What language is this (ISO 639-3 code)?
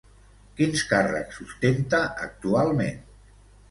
cat